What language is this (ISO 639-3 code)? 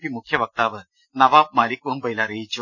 mal